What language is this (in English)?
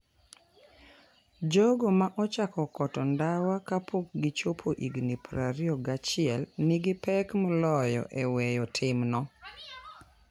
Luo (Kenya and Tanzania)